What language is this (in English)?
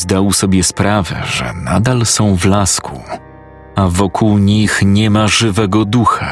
Polish